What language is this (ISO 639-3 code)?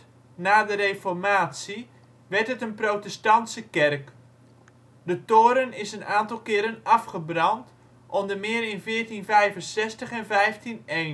nld